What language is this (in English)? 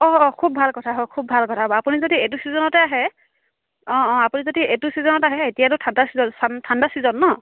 Assamese